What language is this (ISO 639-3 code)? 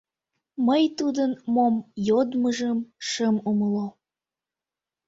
chm